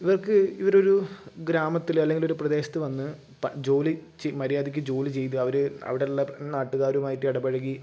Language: Malayalam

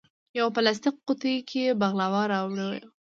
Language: Pashto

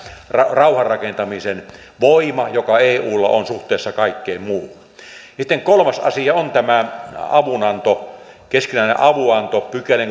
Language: Finnish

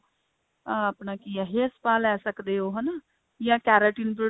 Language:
Punjabi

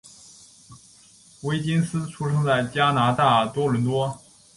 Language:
Chinese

